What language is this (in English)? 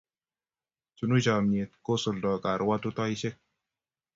Kalenjin